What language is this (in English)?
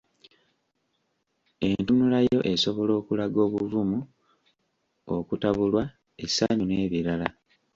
Ganda